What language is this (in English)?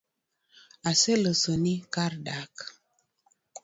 Luo (Kenya and Tanzania)